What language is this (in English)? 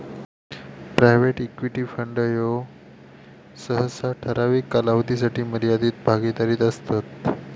Marathi